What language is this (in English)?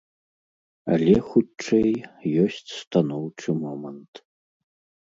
Belarusian